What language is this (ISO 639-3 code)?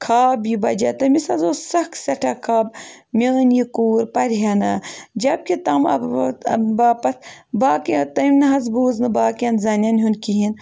kas